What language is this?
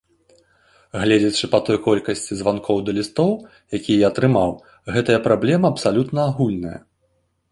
Belarusian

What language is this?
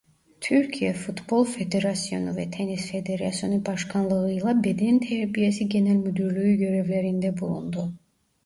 Turkish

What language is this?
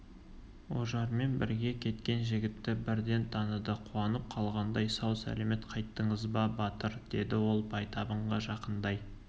Kazakh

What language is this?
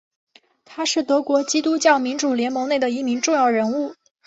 Chinese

